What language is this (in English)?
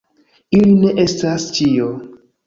Esperanto